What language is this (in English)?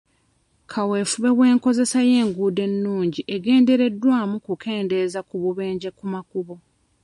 Ganda